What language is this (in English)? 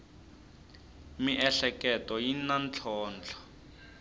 Tsonga